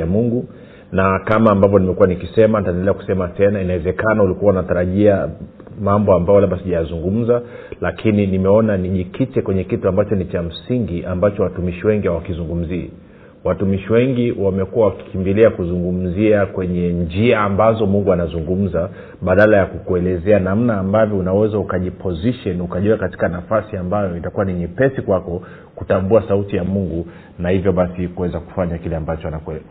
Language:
Swahili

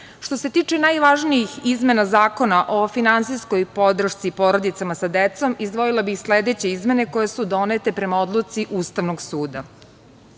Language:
Serbian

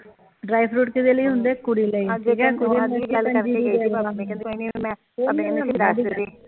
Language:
Punjabi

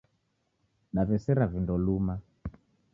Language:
Taita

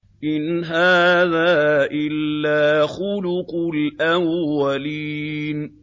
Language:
Arabic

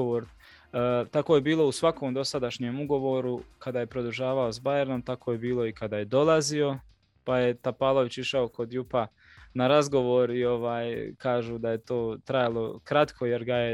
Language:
Croatian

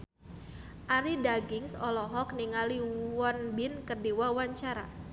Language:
Sundanese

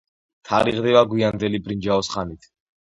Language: Georgian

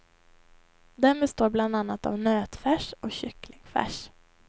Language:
Swedish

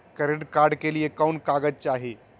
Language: Magahi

